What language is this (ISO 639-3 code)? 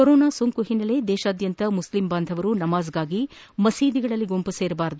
kan